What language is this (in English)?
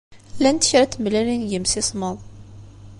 Kabyle